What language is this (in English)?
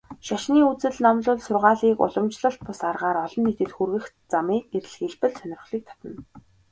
Mongolian